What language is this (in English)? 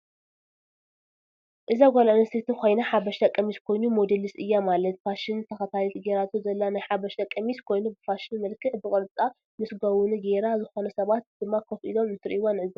Tigrinya